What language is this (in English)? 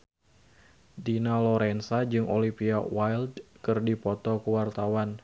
Sundanese